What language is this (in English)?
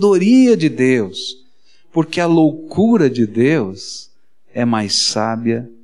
Portuguese